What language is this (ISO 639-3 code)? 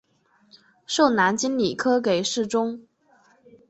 zho